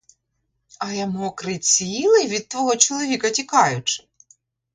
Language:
Ukrainian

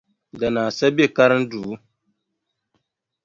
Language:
Dagbani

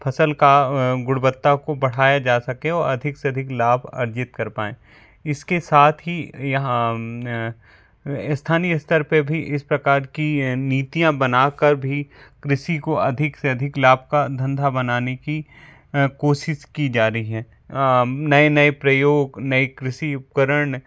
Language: Hindi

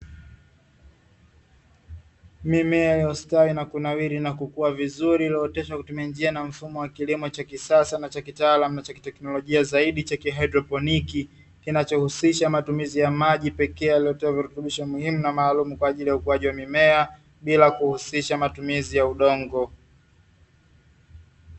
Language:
Swahili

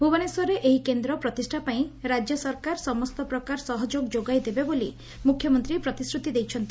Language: Odia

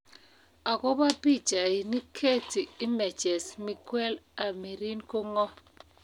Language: Kalenjin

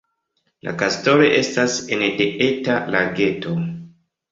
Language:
Esperanto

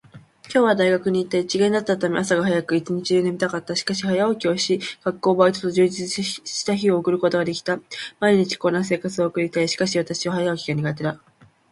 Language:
Japanese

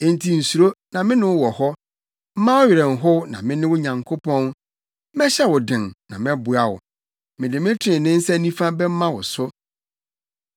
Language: Akan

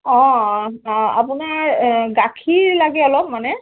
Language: Assamese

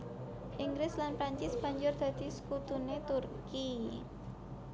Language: Javanese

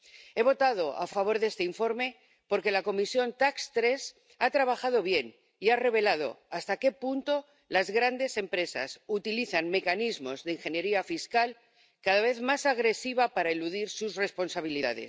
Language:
Spanish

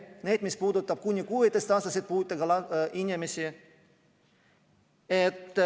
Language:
Estonian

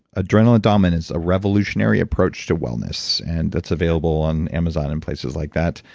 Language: English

